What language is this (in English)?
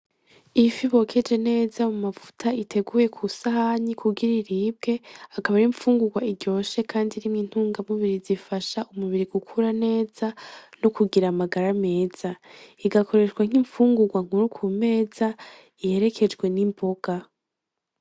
Rundi